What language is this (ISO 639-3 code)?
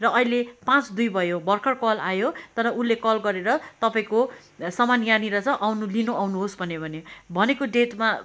nep